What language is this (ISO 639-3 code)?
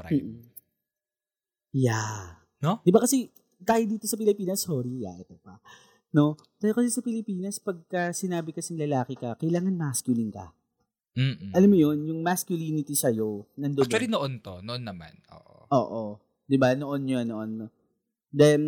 fil